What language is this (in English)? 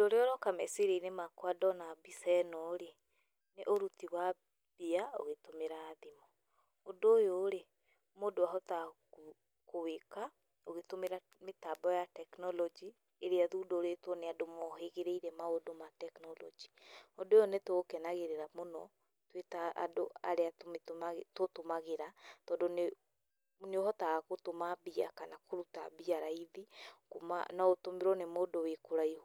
Kikuyu